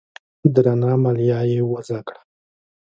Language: Pashto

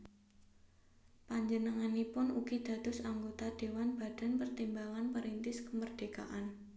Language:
Javanese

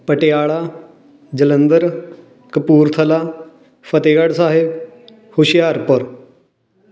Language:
Punjabi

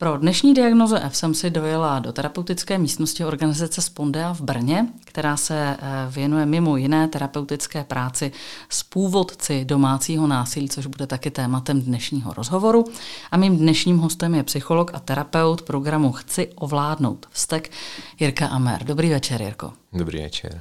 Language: Czech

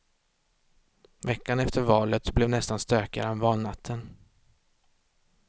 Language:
Swedish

